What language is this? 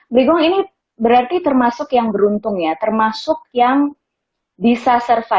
Indonesian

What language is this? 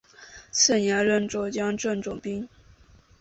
Chinese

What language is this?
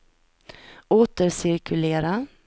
Swedish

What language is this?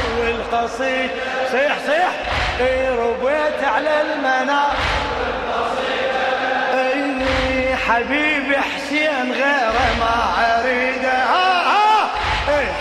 Arabic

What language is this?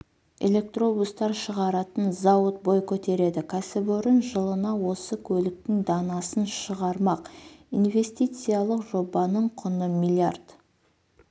Kazakh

